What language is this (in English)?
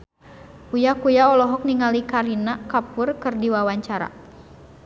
Sundanese